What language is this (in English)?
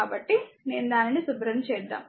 Telugu